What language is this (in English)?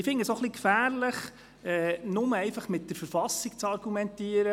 Swiss German